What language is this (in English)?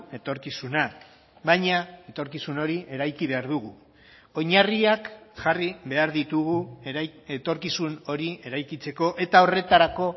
Basque